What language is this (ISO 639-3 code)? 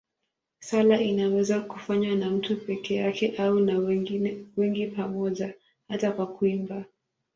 swa